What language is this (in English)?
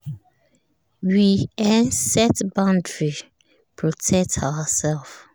Nigerian Pidgin